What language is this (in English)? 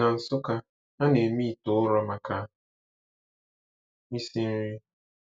Igbo